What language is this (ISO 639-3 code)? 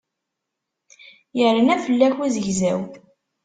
kab